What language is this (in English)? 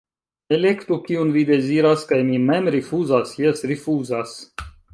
Esperanto